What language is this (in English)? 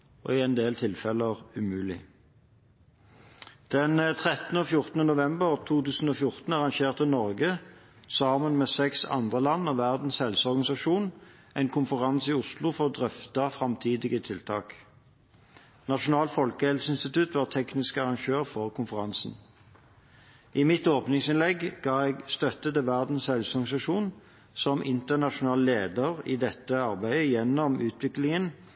Norwegian Bokmål